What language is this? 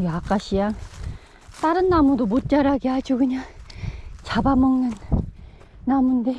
Korean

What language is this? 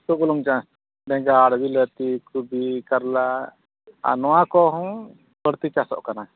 Santali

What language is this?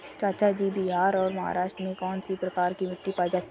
Hindi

